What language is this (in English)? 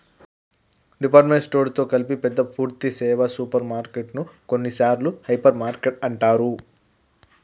Telugu